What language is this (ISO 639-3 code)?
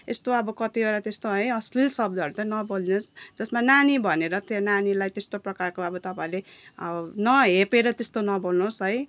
nep